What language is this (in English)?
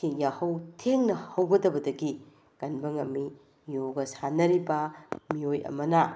Manipuri